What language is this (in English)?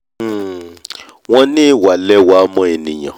Yoruba